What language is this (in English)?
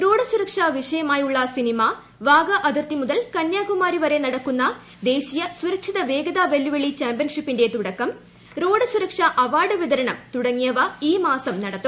Malayalam